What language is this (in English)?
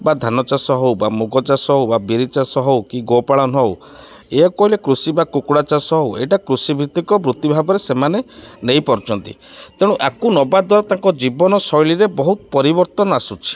Odia